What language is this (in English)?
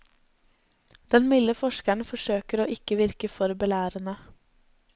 Norwegian